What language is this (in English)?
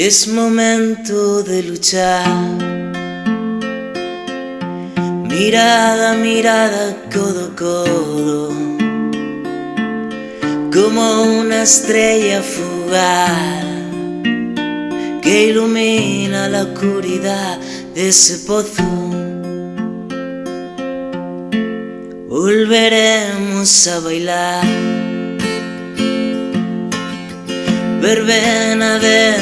Spanish